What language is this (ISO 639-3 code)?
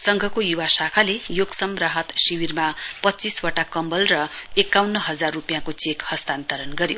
nep